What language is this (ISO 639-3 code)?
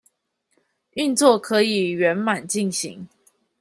zho